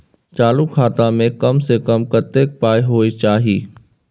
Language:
Maithili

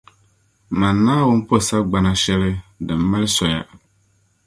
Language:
Dagbani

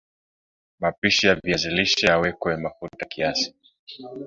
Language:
Swahili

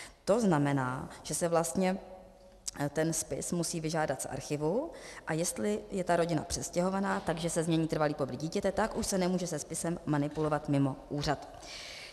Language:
Czech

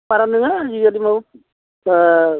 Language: Bodo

